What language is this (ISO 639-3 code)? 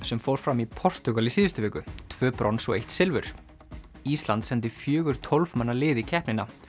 isl